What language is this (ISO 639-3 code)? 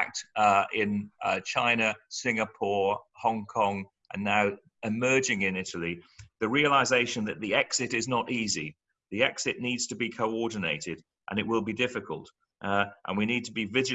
eng